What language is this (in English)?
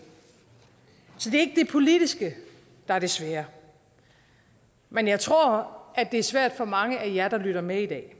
Danish